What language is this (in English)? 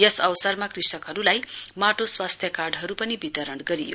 Nepali